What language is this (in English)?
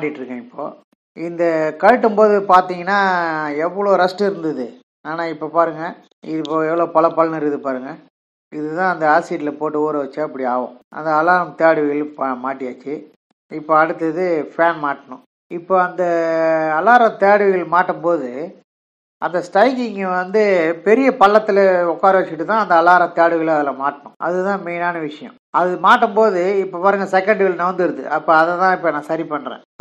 Indonesian